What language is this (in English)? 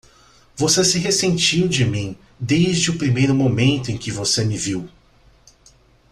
Portuguese